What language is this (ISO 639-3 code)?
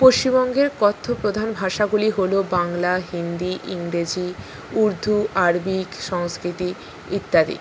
ben